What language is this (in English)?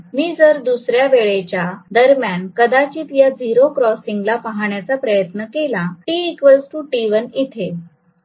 Marathi